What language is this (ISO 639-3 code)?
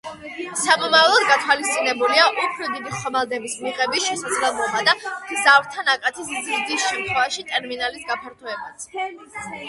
kat